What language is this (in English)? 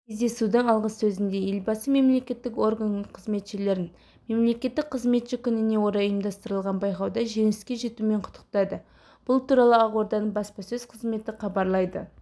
Kazakh